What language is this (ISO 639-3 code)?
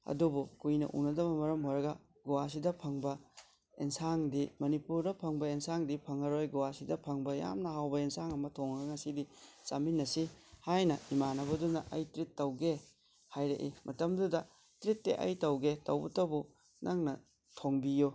mni